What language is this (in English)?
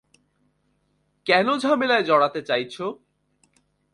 Bangla